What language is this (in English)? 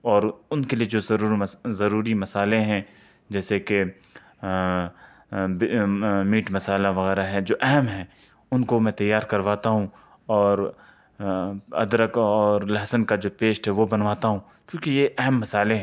Urdu